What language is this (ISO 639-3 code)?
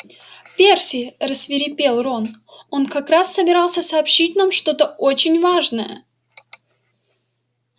rus